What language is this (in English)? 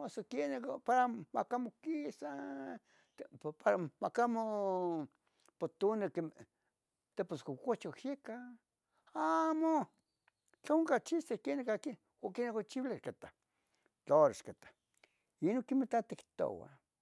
Tetelcingo Nahuatl